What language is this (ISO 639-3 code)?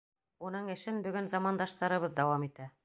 bak